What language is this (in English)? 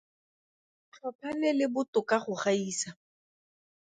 Tswana